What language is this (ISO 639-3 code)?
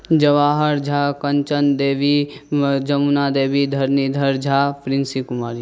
mai